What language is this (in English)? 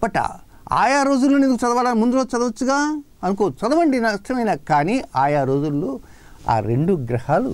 Hindi